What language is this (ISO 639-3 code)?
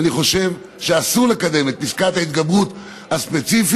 heb